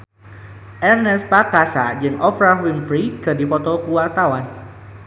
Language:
Sundanese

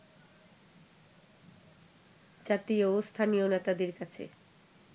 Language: Bangla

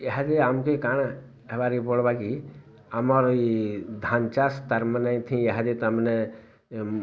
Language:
Odia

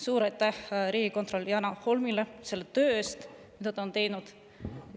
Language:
Estonian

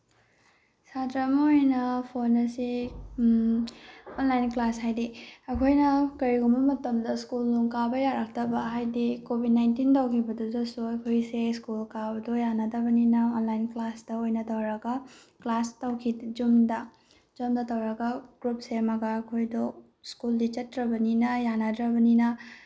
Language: Manipuri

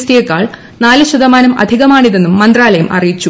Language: Malayalam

